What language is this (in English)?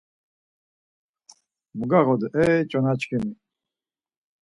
Laz